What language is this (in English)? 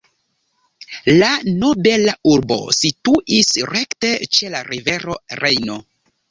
Esperanto